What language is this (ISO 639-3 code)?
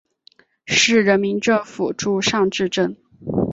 zho